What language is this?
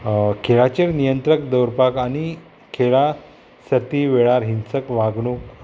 Konkani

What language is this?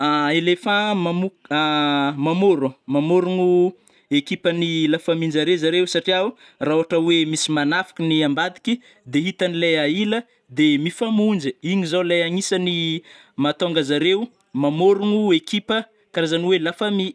Northern Betsimisaraka Malagasy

